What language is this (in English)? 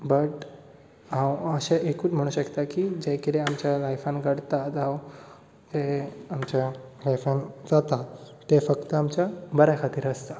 Konkani